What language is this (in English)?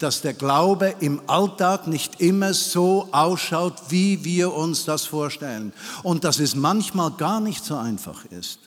German